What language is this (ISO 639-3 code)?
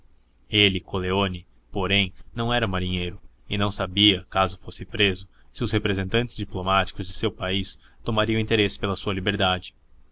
por